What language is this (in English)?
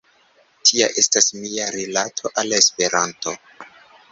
Esperanto